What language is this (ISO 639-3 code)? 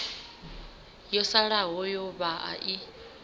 ven